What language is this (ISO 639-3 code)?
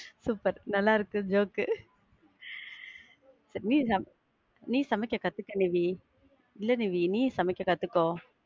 tam